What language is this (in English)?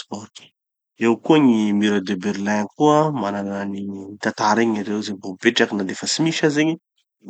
Tanosy Malagasy